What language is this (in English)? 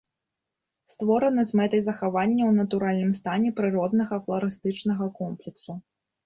Belarusian